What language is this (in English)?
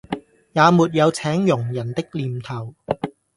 Cantonese